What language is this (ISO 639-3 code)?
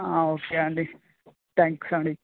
tel